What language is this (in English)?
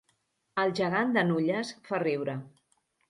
Catalan